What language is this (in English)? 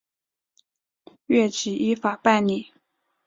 Chinese